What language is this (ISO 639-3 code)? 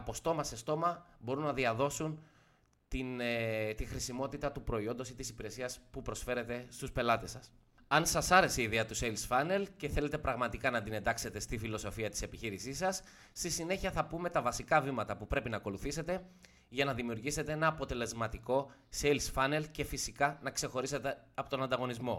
ell